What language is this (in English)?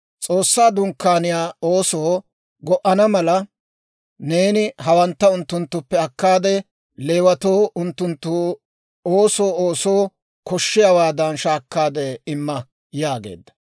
Dawro